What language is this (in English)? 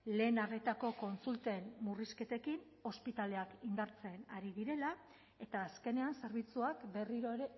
Basque